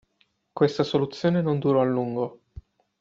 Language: Italian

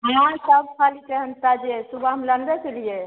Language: Maithili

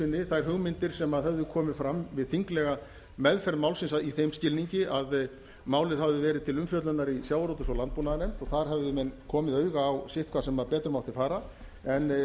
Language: Icelandic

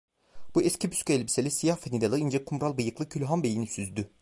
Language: Turkish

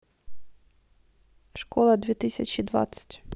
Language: Russian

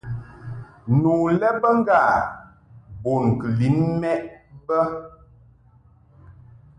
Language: Mungaka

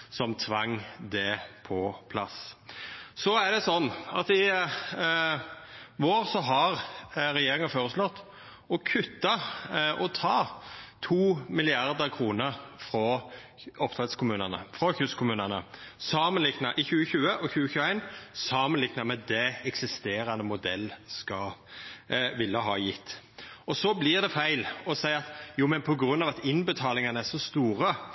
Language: Norwegian Nynorsk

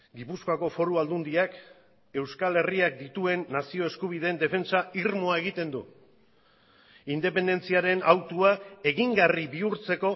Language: Basque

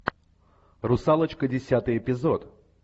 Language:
Russian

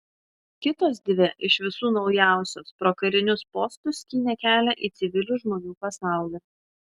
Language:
Lithuanian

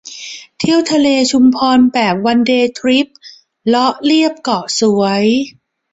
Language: Thai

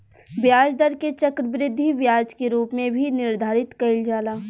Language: Bhojpuri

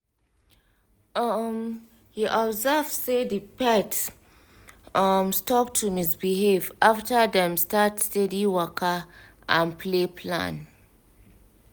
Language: Nigerian Pidgin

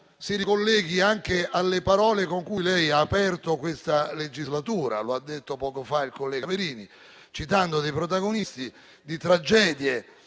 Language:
Italian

